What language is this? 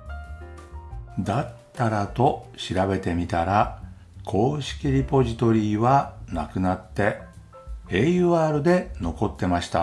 Japanese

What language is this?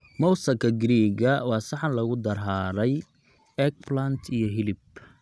Somali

